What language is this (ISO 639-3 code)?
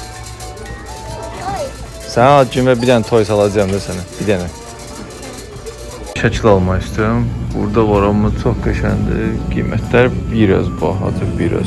tur